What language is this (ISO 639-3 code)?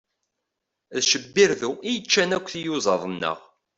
kab